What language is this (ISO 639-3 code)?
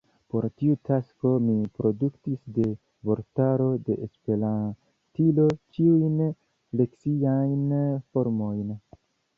epo